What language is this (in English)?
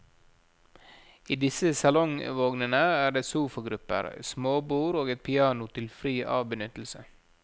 Norwegian